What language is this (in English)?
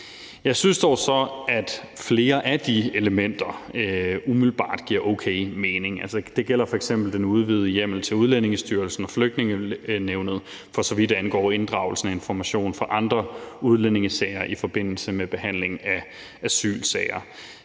Danish